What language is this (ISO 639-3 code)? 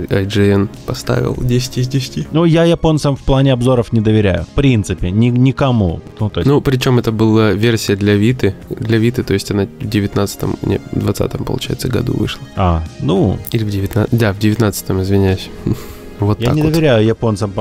rus